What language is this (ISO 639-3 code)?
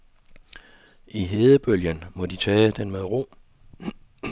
dan